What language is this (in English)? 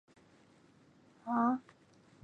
Chinese